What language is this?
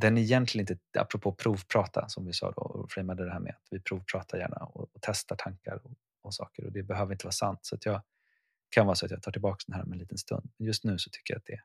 Swedish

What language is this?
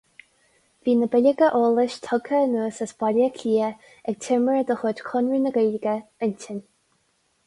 Irish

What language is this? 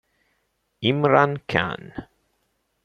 Italian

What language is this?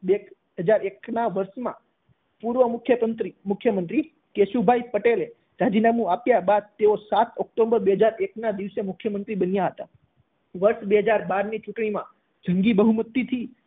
Gujarati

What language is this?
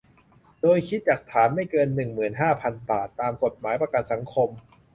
Thai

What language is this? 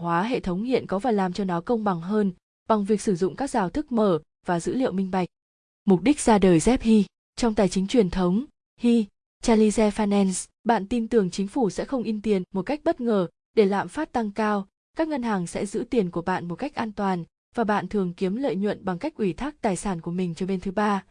Vietnamese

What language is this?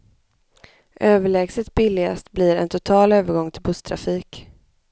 Swedish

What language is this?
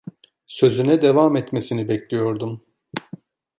Turkish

